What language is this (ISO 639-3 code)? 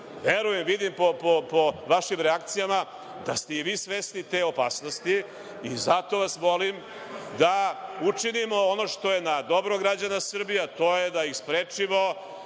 srp